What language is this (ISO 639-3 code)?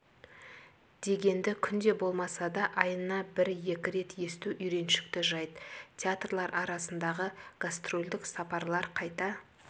kaz